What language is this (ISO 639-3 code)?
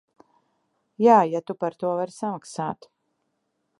lav